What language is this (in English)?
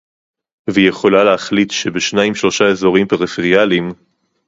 Hebrew